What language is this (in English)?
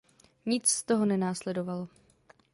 Czech